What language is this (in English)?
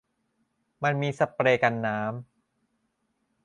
Thai